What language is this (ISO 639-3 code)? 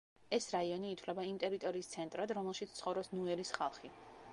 kat